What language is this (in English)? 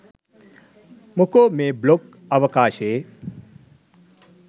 Sinhala